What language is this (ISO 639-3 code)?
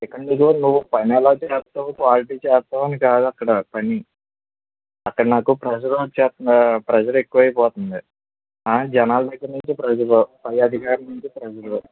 tel